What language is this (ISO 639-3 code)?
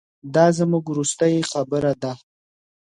pus